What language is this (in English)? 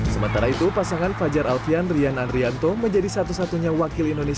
Indonesian